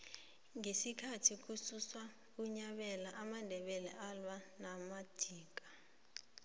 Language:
South Ndebele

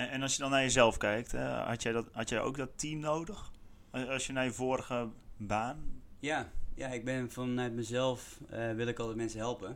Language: Dutch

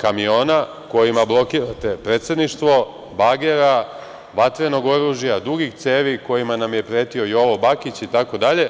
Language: Serbian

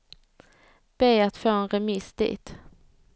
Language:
Swedish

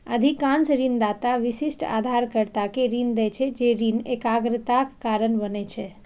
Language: Maithili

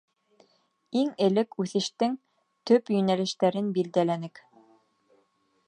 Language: Bashkir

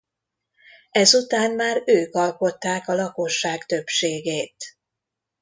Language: Hungarian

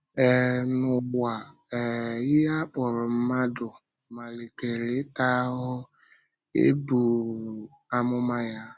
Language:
Igbo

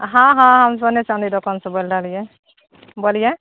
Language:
Maithili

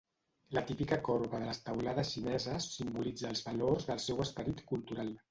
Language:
Catalan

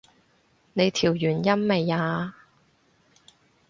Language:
Cantonese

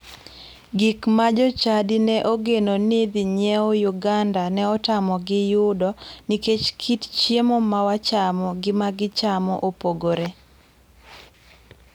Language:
Luo (Kenya and Tanzania)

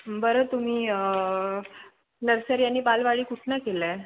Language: Marathi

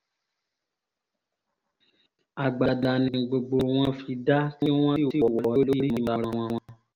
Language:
Yoruba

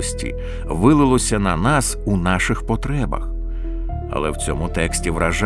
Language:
Ukrainian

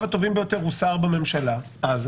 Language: Hebrew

